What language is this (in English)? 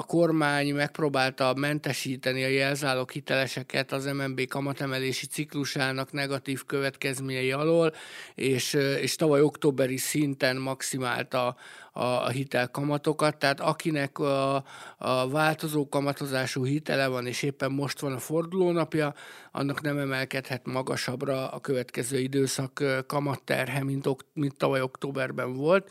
Hungarian